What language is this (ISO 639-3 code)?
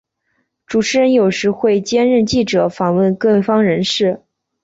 zho